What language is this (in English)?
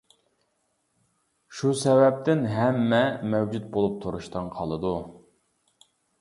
Uyghur